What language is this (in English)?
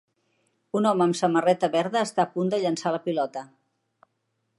Catalan